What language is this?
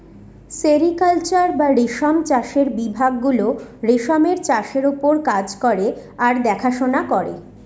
Bangla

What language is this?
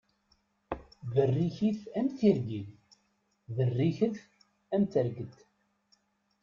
Kabyle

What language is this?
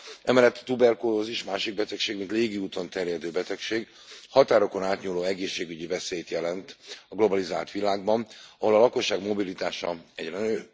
Hungarian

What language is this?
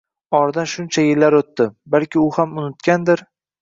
Uzbek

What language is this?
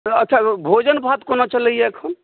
Maithili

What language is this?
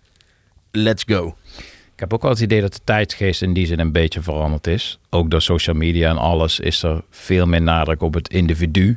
Dutch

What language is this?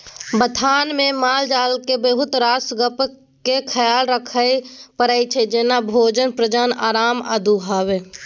Maithili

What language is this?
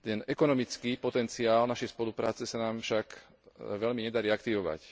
Slovak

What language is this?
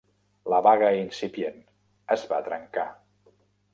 Catalan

